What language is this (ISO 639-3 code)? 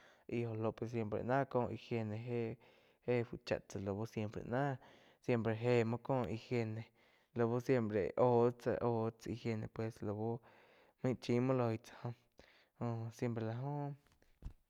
chq